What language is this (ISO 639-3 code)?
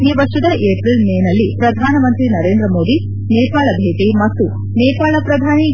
kan